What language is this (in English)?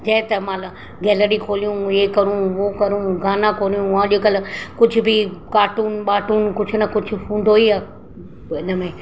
Sindhi